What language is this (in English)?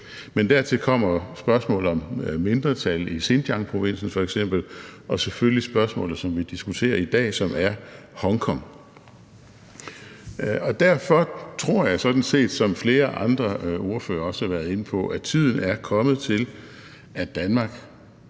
Danish